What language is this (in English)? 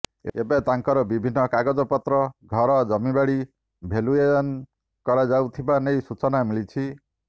Odia